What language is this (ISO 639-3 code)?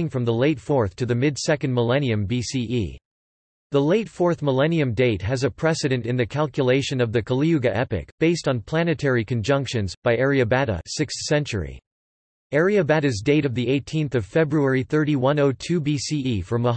eng